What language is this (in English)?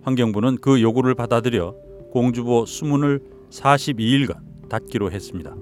Korean